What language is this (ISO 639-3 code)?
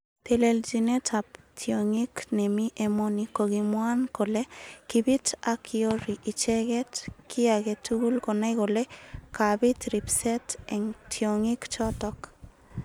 kln